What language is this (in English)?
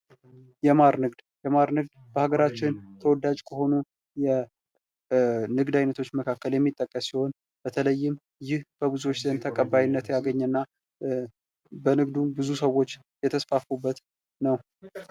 Amharic